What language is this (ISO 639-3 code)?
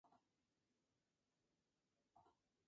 spa